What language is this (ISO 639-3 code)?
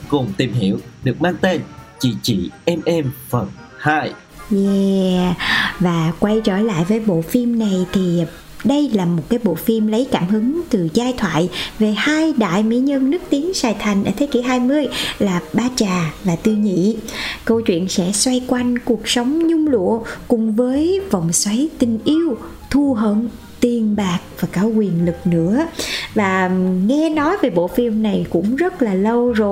vie